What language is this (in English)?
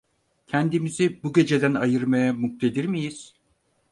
Turkish